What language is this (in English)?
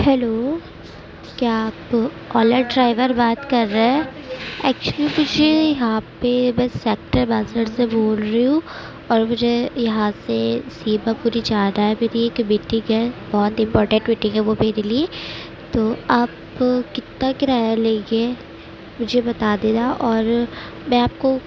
Urdu